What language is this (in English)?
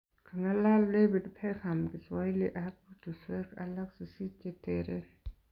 Kalenjin